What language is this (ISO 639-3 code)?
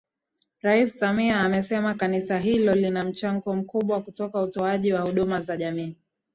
swa